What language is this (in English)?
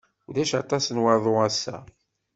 Kabyle